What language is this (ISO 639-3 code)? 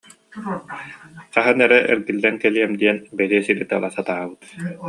sah